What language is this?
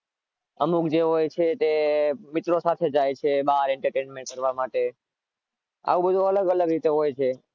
Gujarati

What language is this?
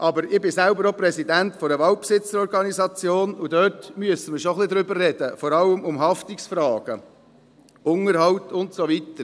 Swiss German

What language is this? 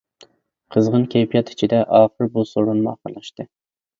Uyghur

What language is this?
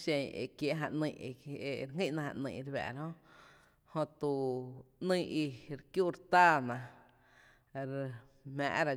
Tepinapa Chinantec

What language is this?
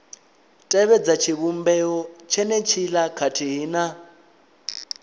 Venda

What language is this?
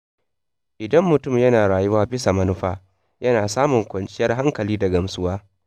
Hausa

